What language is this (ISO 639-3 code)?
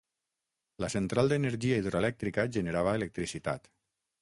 cat